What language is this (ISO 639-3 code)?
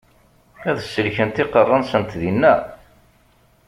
kab